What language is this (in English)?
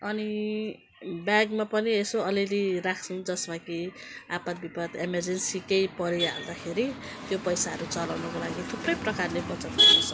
Nepali